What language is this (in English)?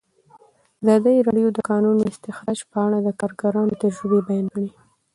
Pashto